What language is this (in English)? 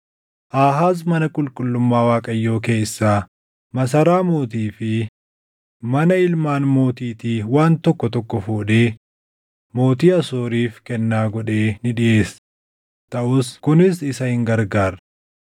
Oromo